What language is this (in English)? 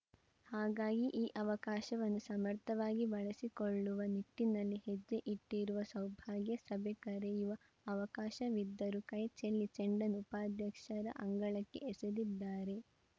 Kannada